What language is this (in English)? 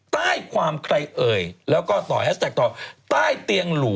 Thai